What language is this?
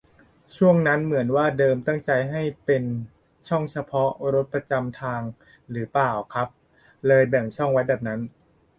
Thai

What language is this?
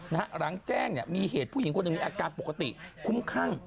Thai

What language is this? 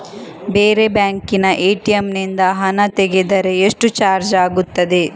Kannada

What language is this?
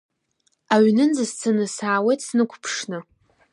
Abkhazian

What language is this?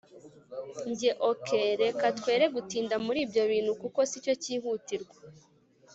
Kinyarwanda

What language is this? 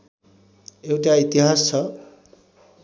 Nepali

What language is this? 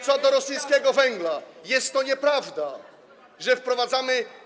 Polish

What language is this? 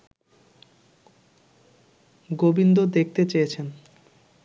Bangla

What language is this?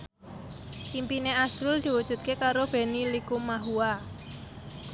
Javanese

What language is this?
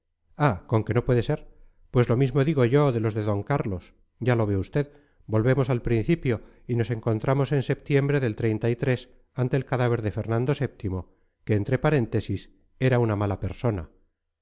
Spanish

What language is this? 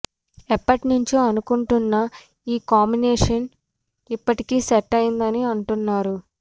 Telugu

